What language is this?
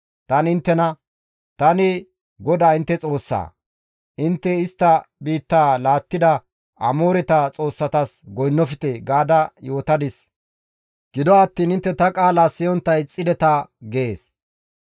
Gamo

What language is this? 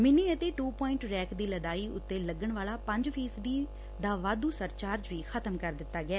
Punjabi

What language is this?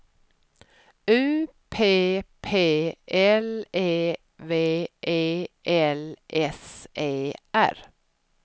Swedish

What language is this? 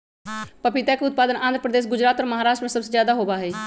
Magahi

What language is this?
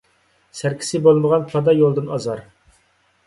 Uyghur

